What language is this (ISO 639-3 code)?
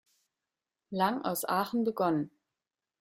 deu